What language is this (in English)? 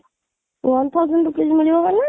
Odia